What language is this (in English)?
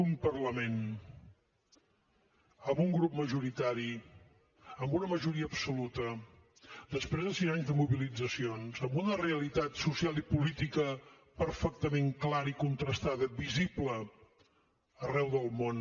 Catalan